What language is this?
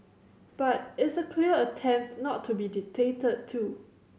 English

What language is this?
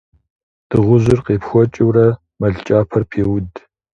Kabardian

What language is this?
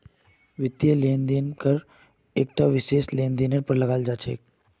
Magahi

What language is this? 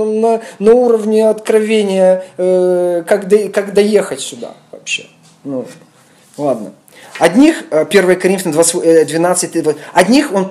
Russian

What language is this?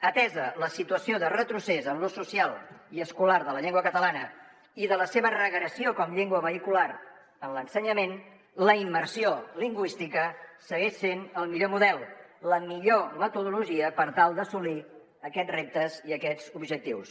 Catalan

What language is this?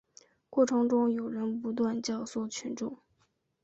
Chinese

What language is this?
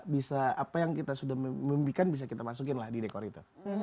Indonesian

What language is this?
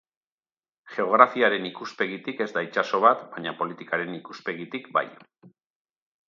Basque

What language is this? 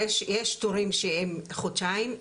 Hebrew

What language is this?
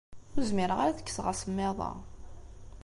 Kabyle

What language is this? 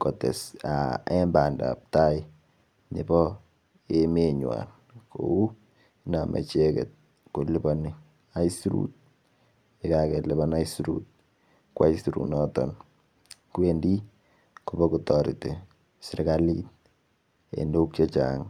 Kalenjin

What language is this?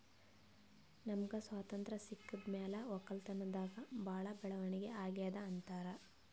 Kannada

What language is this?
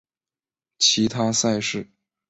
Chinese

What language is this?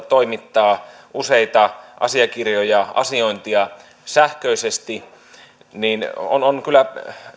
Finnish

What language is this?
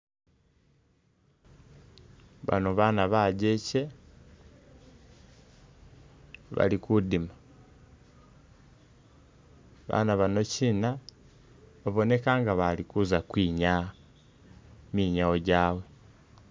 Masaaba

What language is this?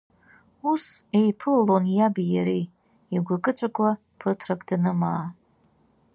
Abkhazian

